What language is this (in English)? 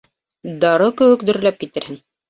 Bashkir